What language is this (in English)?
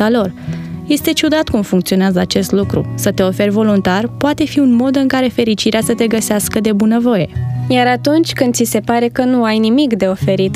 Romanian